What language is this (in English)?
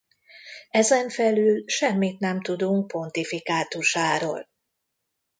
Hungarian